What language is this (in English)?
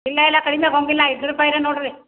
Kannada